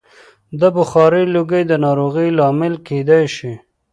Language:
Pashto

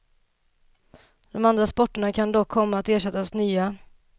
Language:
Swedish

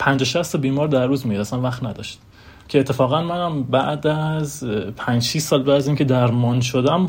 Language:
Persian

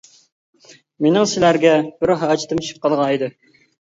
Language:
Uyghur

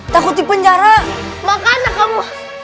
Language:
Indonesian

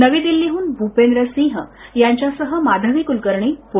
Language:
Marathi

